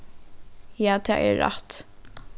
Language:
Faroese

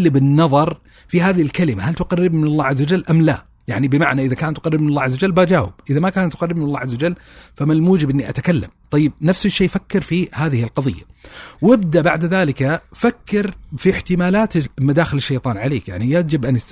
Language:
Arabic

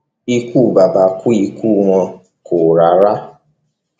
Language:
Yoruba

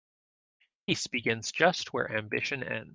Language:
English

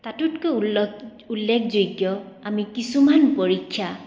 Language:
Assamese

